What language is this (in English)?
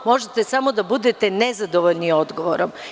Serbian